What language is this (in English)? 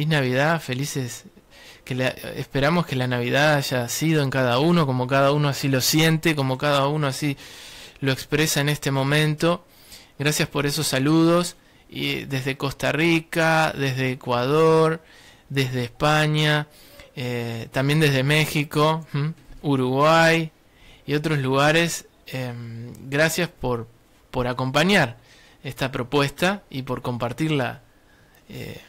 Spanish